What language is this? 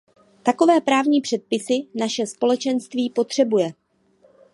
Czech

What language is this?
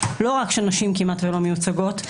Hebrew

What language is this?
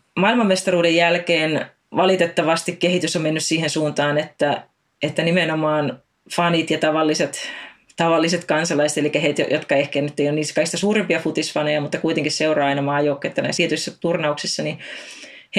Finnish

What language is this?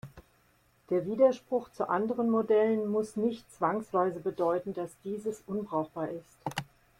German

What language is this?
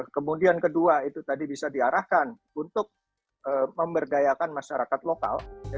Indonesian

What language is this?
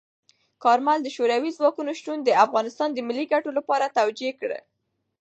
Pashto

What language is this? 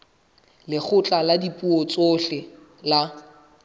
Southern Sotho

